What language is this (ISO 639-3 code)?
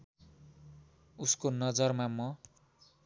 nep